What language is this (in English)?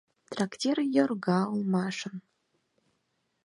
Mari